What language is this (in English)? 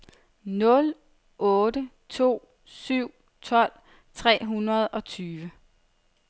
Danish